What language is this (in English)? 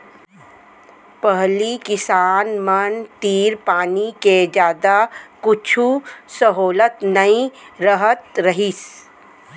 Chhattisgarhi